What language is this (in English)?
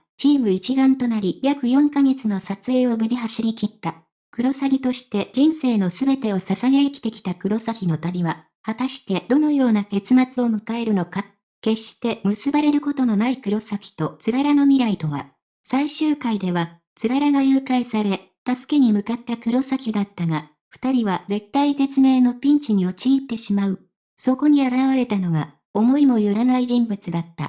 Japanese